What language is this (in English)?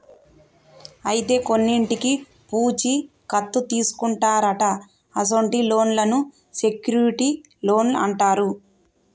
Telugu